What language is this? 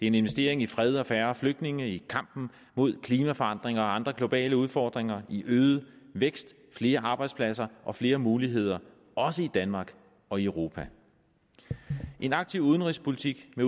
Danish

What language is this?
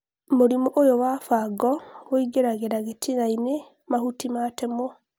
Kikuyu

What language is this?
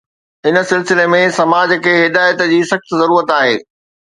Sindhi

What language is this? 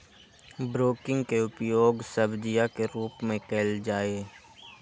Magahi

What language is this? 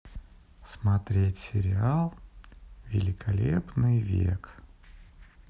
Russian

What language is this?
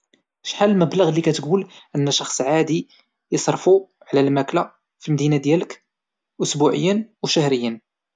Moroccan Arabic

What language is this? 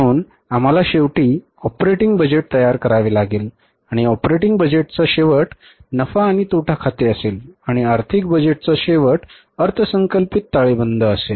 Marathi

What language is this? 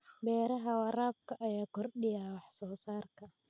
Somali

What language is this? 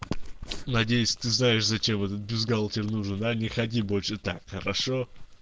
Russian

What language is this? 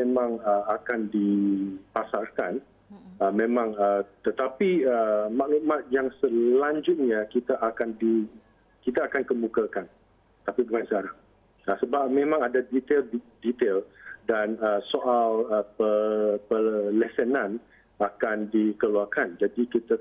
Malay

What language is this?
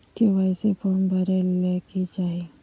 Magahi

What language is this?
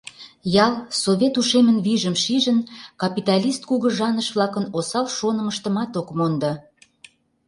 Mari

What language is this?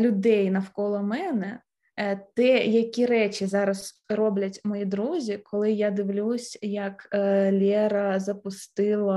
Ukrainian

